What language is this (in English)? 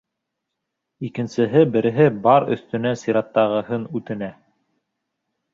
Bashkir